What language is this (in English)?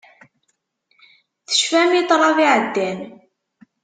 Kabyle